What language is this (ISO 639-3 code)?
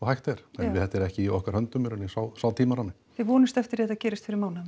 isl